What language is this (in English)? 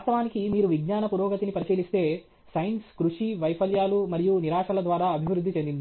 Telugu